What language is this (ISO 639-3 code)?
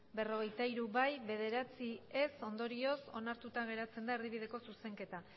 eus